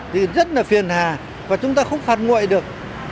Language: Vietnamese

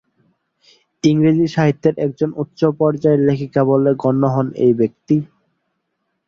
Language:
Bangla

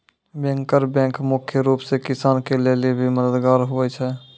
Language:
Maithili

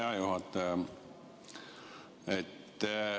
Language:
Estonian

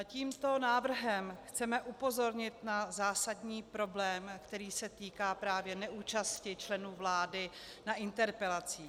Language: Czech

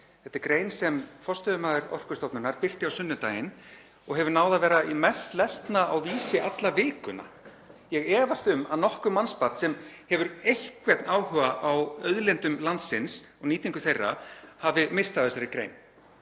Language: Icelandic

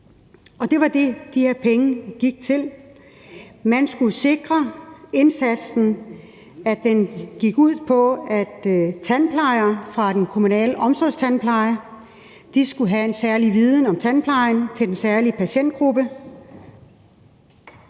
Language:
Danish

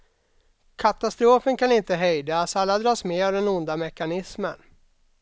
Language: Swedish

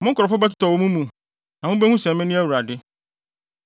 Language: Akan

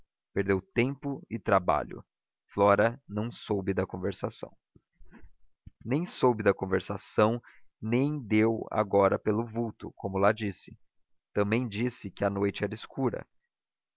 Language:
Portuguese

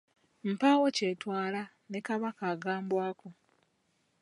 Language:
Ganda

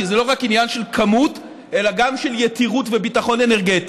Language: Hebrew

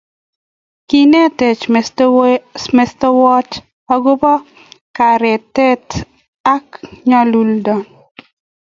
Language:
Kalenjin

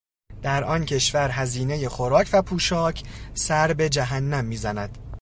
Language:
Persian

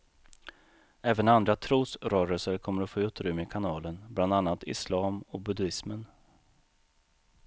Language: Swedish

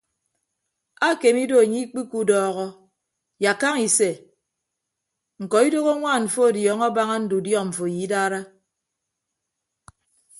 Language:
Ibibio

